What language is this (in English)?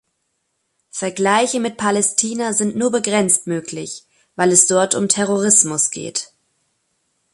German